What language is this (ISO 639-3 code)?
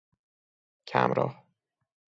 fas